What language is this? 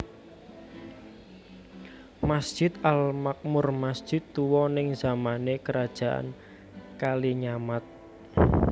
Javanese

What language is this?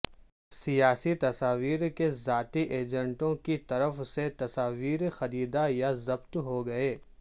Urdu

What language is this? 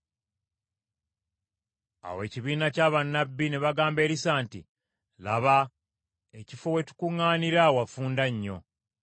Ganda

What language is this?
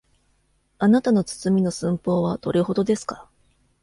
Japanese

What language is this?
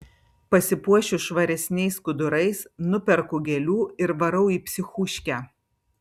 Lithuanian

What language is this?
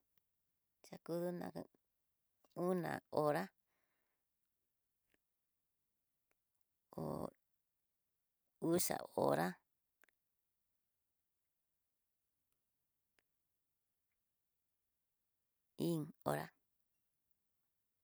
Tidaá Mixtec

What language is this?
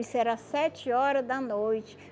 Portuguese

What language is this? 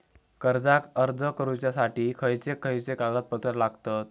Marathi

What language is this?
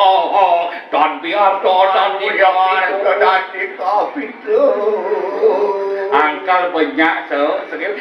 Thai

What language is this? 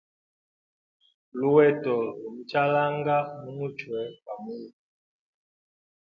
Hemba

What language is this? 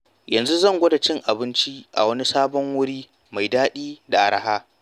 Hausa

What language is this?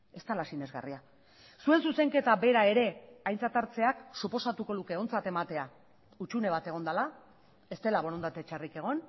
Basque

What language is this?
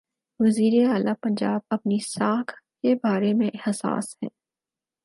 Urdu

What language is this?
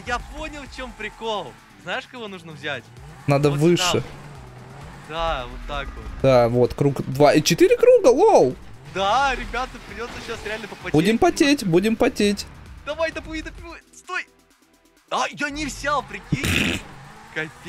Russian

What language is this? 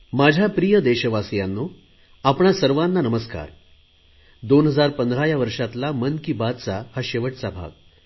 Marathi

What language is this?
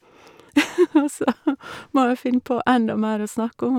Norwegian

